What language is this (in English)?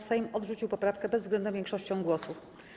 Polish